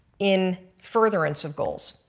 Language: English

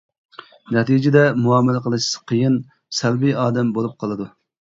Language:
Uyghur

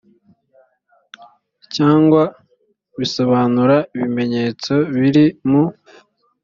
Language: Kinyarwanda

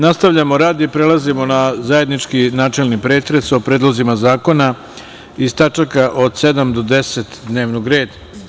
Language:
Serbian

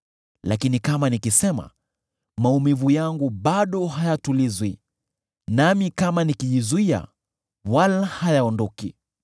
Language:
Swahili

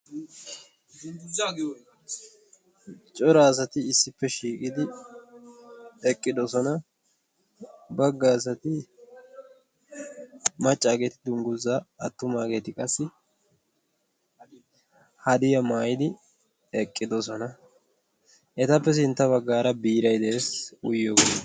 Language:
Wolaytta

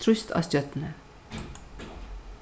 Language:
Faroese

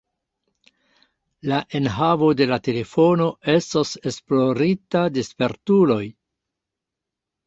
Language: Esperanto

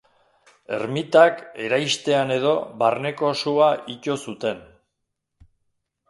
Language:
Basque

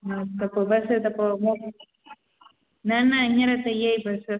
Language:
Sindhi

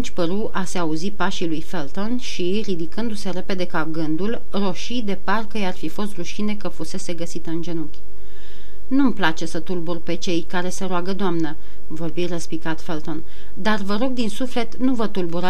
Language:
Romanian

